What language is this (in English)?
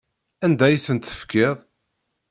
Kabyle